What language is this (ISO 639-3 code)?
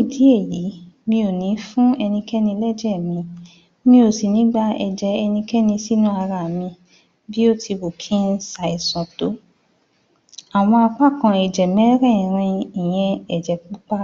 yor